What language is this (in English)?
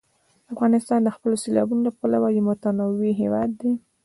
Pashto